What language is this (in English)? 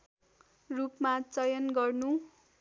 Nepali